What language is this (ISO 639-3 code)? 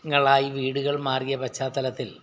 mal